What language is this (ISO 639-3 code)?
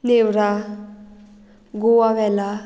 kok